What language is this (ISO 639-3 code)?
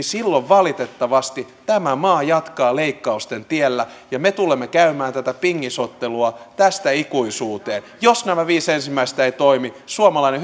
fin